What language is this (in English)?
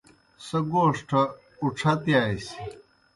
Kohistani Shina